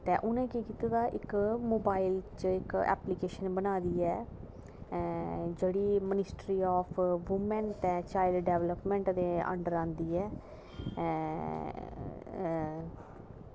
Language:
Dogri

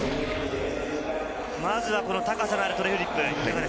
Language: Japanese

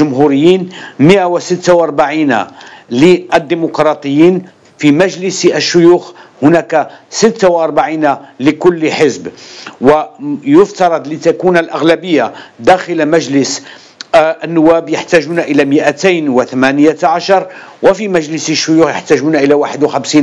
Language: Arabic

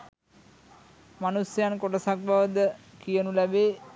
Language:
Sinhala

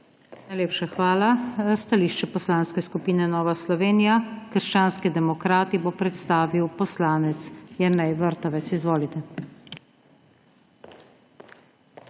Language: Slovenian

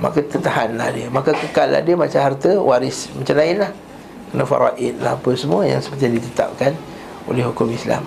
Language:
Malay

